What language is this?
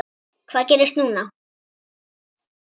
Icelandic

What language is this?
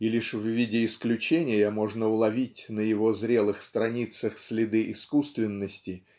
Russian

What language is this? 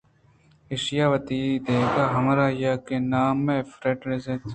Eastern Balochi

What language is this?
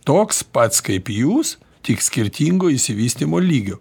Lithuanian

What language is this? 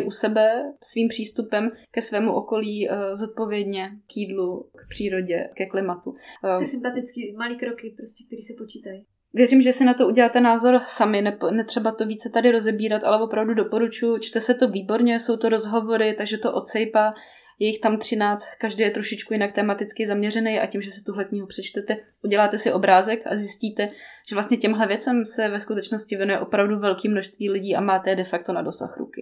Czech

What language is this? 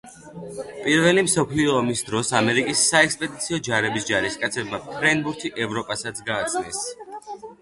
Georgian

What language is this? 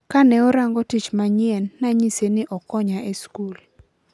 Luo (Kenya and Tanzania)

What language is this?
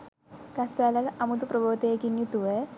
Sinhala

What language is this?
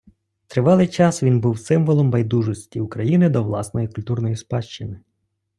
Ukrainian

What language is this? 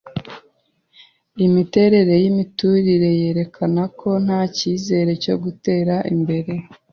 Kinyarwanda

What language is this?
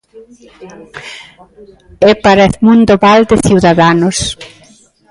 Galician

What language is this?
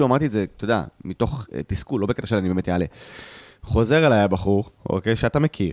Hebrew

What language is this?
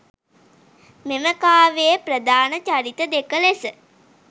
Sinhala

